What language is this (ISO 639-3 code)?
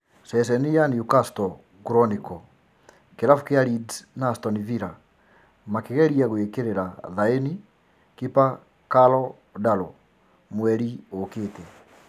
kik